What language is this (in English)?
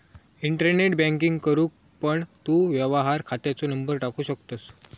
Marathi